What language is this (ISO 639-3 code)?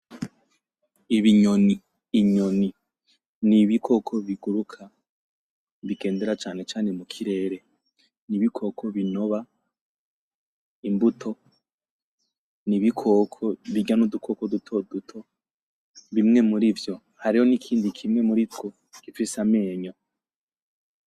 run